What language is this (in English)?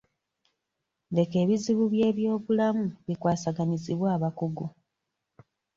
Ganda